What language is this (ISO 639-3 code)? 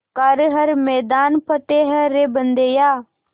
hin